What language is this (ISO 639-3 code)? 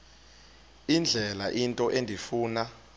xho